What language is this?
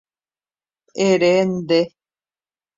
Guarani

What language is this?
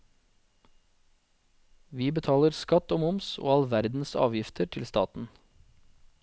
Norwegian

